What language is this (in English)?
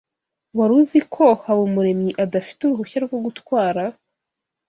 Kinyarwanda